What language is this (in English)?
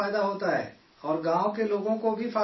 Urdu